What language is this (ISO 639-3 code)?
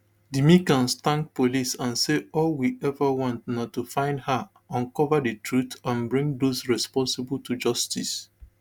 pcm